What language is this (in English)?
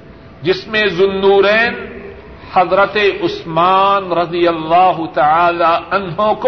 Urdu